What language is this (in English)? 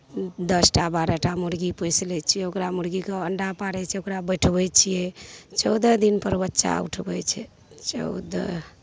Maithili